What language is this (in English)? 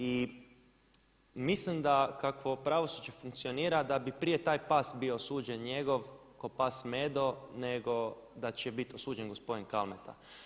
Croatian